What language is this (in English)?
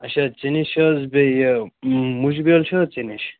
Kashmiri